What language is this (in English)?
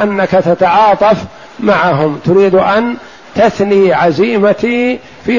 Arabic